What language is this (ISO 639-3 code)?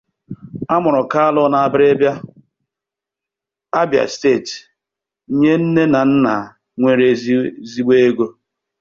ibo